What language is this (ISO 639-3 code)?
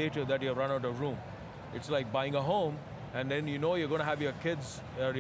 eng